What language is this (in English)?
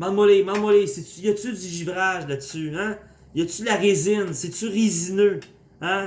French